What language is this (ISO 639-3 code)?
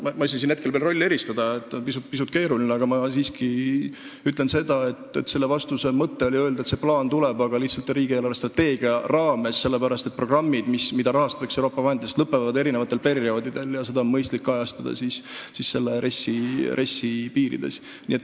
est